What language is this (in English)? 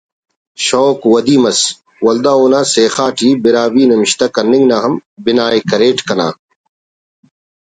Brahui